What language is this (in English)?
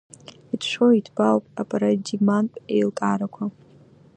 Abkhazian